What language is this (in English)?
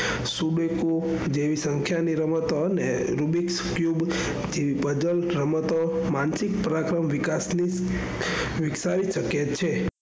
Gujarati